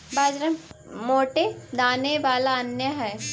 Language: Magahi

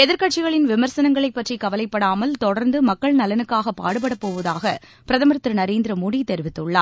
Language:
Tamil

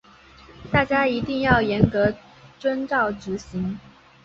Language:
Chinese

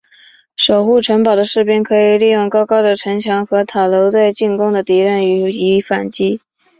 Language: Chinese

